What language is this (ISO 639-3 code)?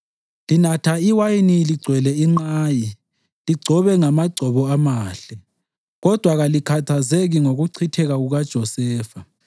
nde